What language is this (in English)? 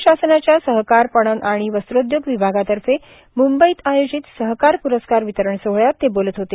Marathi